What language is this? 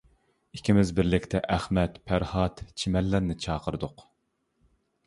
Uyghur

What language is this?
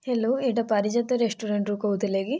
Odia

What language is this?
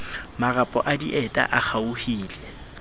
Southern Sotho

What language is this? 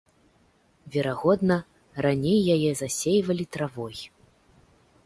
Belarusian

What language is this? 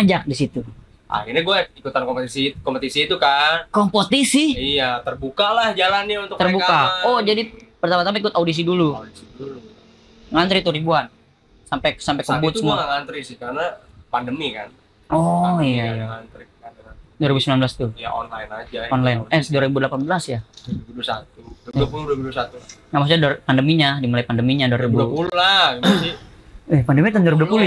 Indonesian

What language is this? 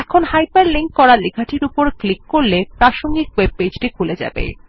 Bangla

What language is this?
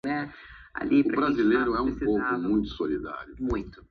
Portuguese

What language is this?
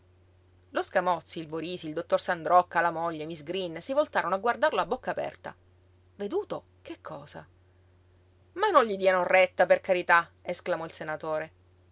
Italian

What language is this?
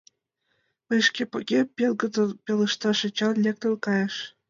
Mari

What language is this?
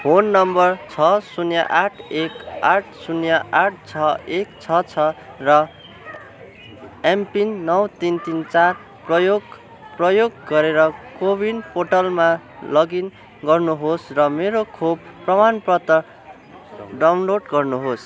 Nepali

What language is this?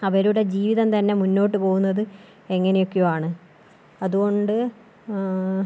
Malayalam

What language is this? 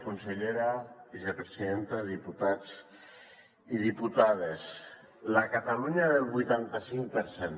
Catalan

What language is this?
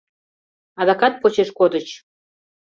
Mari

